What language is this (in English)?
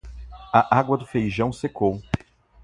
Portuguese